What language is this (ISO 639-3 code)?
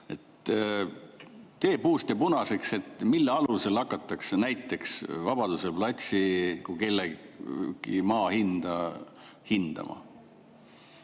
est